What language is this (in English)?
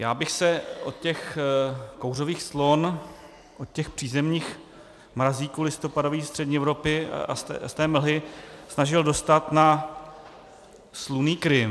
Czech